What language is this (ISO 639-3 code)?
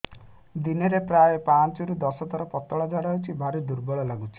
ori